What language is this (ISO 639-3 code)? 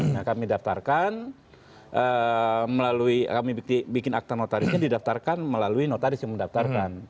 ind